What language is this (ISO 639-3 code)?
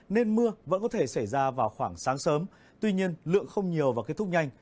vie